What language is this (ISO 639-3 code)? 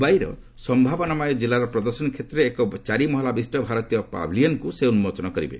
ori